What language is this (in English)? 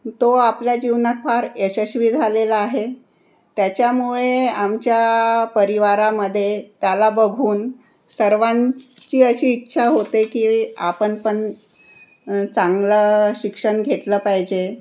Marathi